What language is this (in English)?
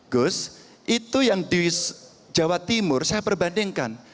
Indonesian